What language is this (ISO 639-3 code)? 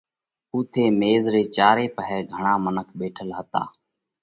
kvx